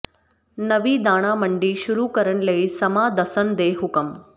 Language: Punjabi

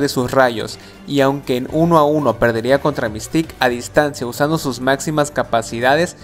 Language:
Spanish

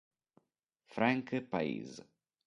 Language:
Italian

